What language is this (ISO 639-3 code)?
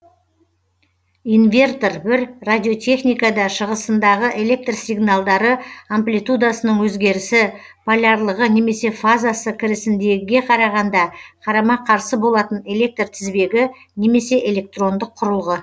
kaz